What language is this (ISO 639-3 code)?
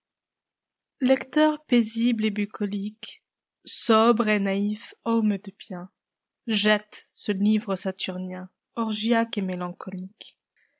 fra